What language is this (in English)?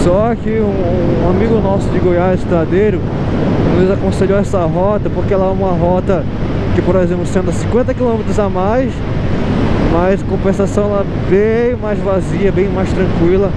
Portuguese